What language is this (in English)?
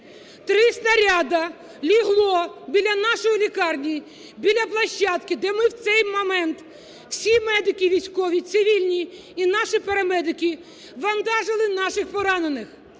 Ukrainian